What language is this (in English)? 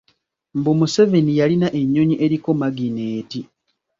Ganda